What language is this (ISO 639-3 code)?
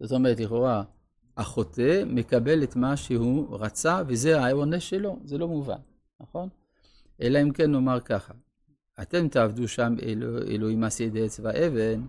heb